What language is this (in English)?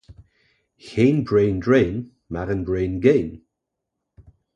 Dutch